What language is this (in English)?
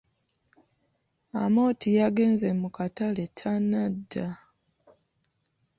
Ganda